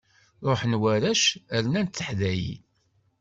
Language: Kabyle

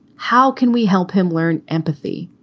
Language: English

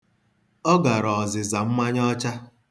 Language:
Igbo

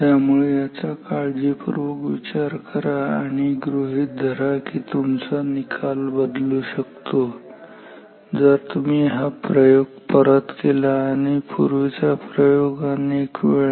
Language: Marathi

